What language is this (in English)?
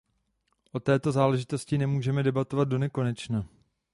Czech